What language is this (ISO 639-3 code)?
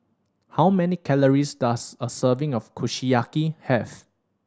eng